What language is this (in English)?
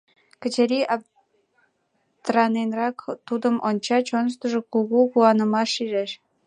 Mari